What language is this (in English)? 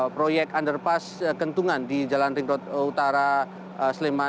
Indonesian